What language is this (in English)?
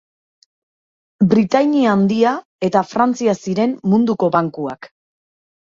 Basque